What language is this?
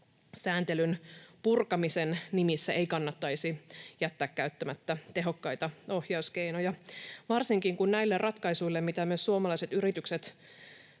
Finnish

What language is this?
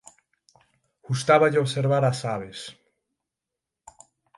Galician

